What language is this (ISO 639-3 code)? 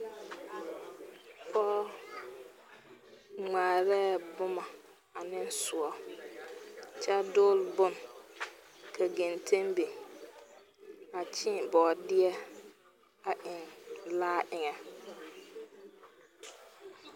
dga